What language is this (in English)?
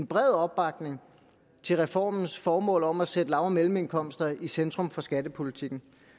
Danish